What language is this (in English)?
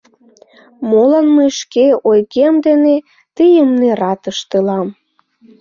Mari